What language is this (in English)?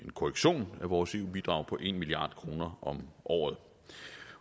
Danish